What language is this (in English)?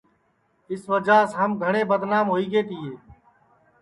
Sansi